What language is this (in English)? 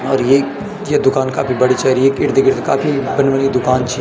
Garhwali